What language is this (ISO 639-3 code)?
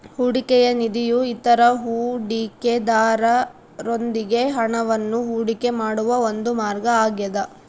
kan